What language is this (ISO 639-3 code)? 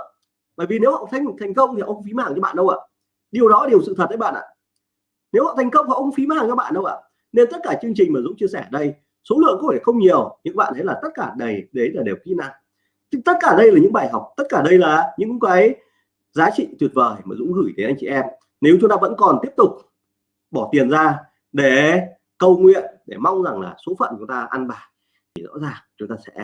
vie